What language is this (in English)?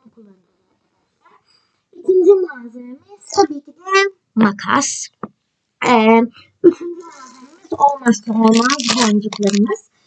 Turkish